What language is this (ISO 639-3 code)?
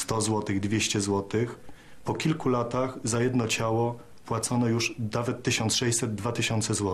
pol